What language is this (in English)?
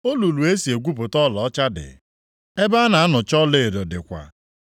Igbo